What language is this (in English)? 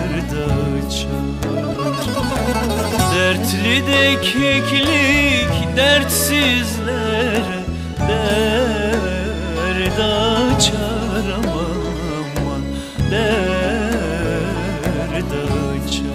Turkish